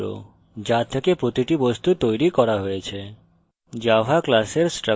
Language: Bangla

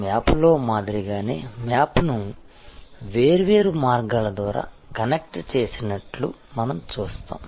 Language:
Telugu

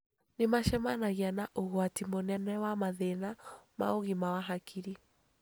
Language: Kikuyu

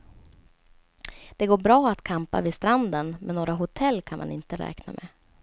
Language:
Swedish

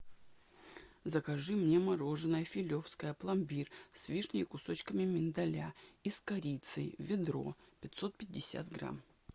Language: Russian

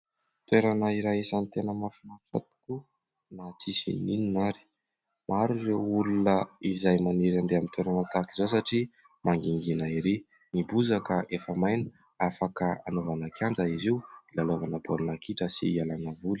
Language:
Malagasy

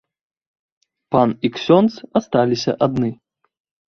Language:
Belarusian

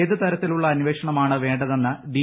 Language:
Malayalam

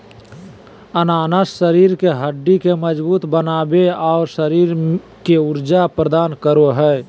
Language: Magahi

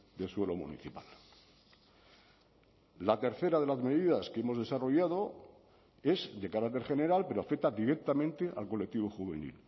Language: Spanish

